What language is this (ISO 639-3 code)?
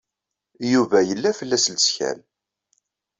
kab